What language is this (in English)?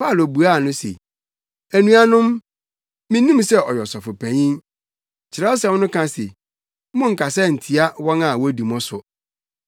Akan